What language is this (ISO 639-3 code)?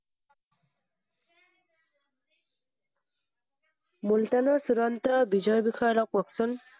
asm